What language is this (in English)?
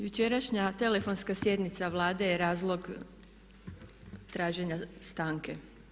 Croatian